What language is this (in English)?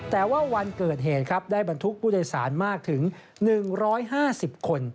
Thai